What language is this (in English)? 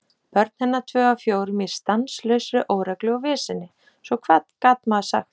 Icelandic